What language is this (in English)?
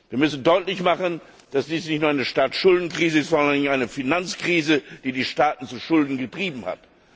German